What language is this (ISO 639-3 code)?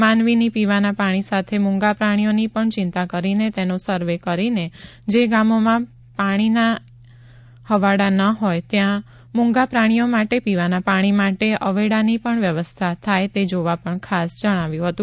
guj